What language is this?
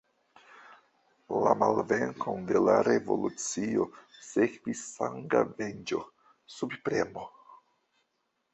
Esperanto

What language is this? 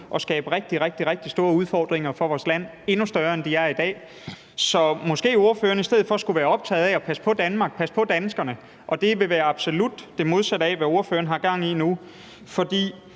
Danish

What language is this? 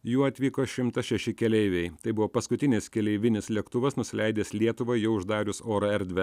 Lithuanian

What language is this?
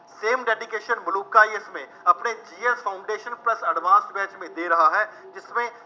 Punjabi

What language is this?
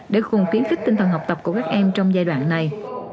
Vietnamese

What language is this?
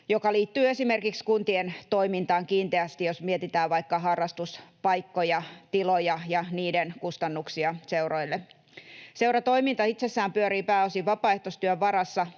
Finnish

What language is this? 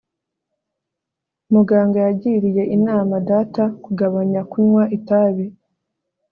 Kinyarwanda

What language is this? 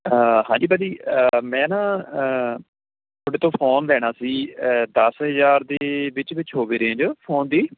Punjabi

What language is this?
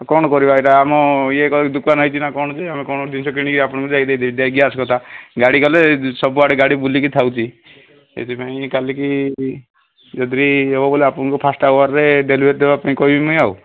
Odia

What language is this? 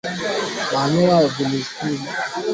Swahili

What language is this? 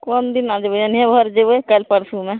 Maithili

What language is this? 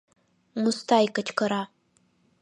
Mari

